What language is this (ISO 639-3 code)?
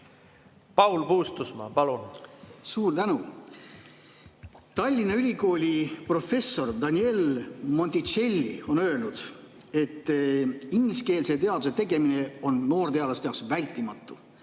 est